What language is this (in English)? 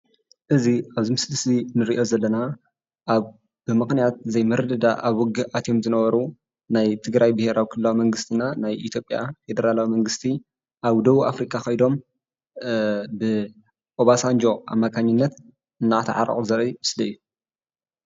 Tigrinya